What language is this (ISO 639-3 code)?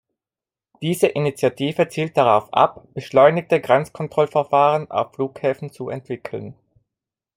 deu